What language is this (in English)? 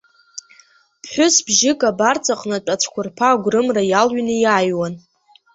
Abkhazian